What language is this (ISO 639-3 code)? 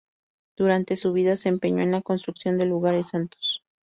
spa